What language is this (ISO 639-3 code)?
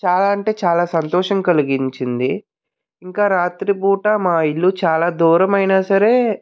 tel